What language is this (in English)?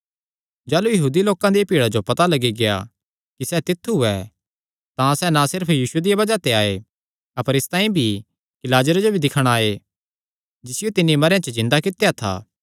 Kangri